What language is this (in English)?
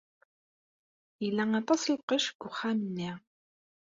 Kabyle